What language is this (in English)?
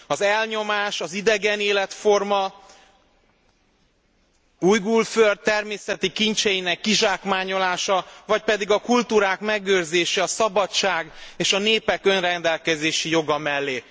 Hungarian